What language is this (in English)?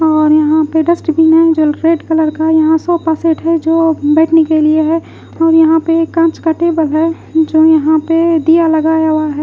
Hindi